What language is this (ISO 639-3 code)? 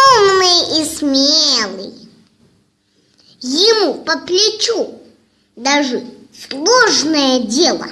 rus